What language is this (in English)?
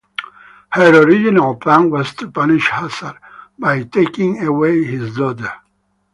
English